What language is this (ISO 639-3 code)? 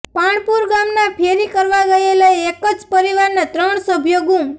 guj